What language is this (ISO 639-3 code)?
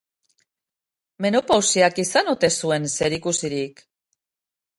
eus